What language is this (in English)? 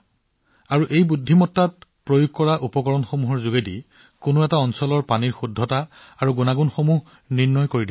Assamese